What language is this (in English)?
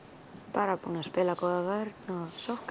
Icelandic